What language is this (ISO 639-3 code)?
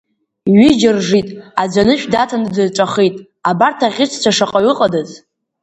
abk